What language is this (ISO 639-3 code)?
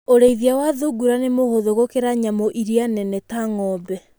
kik